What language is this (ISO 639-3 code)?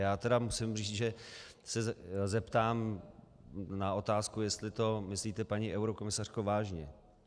ces